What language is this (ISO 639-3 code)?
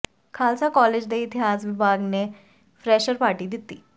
pan